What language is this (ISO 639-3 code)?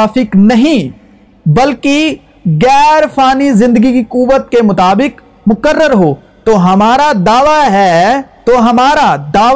urd